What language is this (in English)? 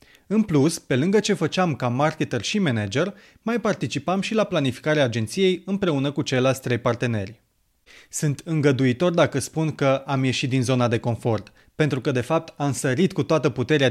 Romanian